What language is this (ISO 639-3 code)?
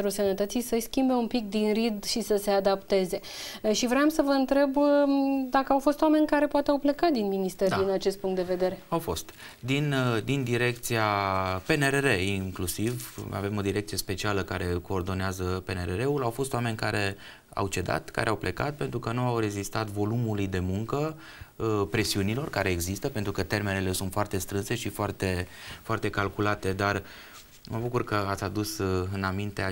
ron